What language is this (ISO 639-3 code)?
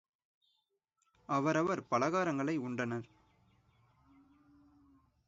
tam